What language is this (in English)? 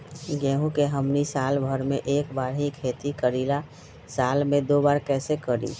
Magahi